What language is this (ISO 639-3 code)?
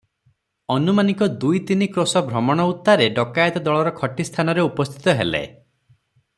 ori